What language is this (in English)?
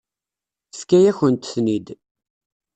Kabyle